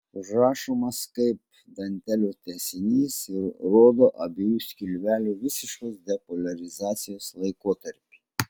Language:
Lithuanian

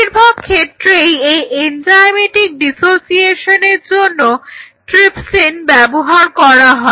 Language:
Bangla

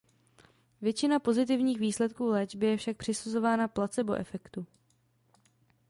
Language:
Czech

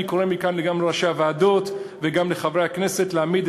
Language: Hebrew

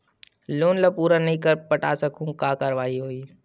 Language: Chhattisgarhi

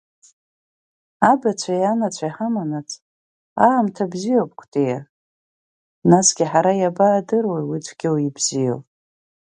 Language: Abkhazian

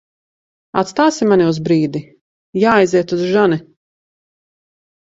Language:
Latvian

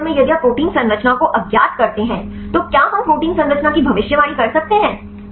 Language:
Hindi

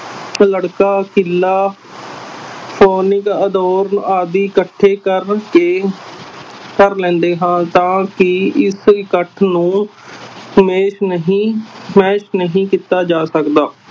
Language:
Punjabi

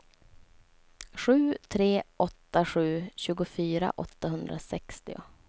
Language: Swedish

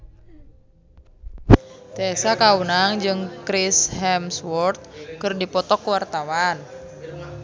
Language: Sundanese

